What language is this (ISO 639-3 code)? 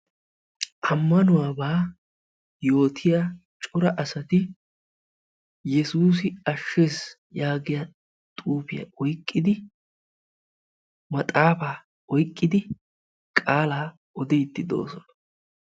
wal